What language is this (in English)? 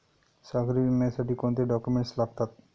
Marathi